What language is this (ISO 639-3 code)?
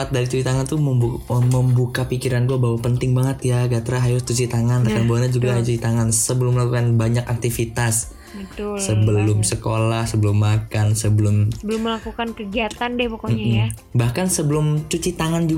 ind